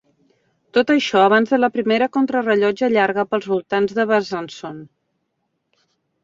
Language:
Catalan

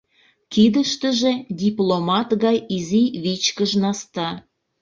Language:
Mari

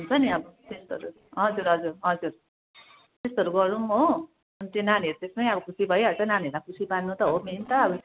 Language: Nepali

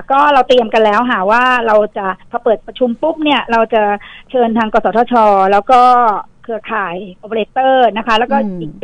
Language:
Thai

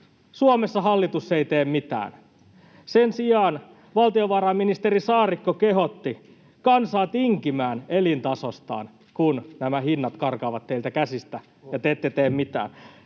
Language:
Finnish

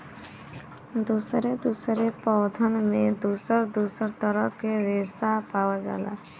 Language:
Bhojpuri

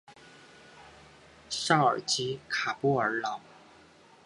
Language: Chinese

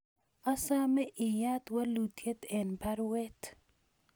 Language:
Kalenjin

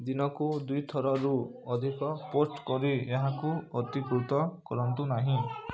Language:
Odia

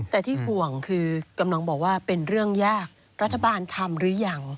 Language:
Thai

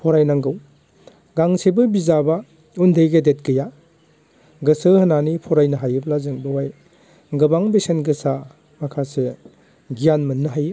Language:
Bodo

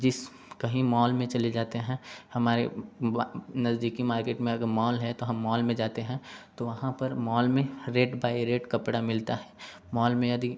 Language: Hindi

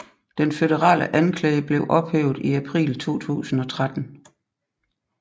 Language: Danish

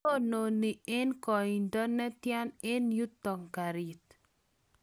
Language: Kalenjin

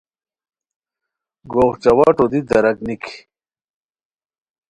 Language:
Khowar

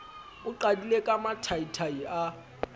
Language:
Southern Sotho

